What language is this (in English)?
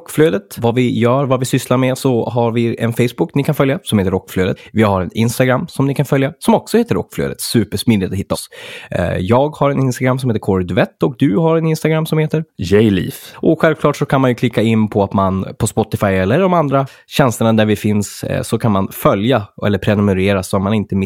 Swedish